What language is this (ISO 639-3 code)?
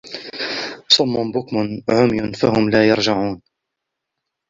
ara